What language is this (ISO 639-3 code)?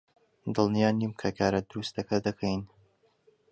ckb